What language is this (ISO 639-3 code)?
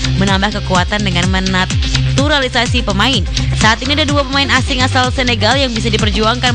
ind